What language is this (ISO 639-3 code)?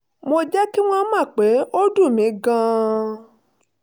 yor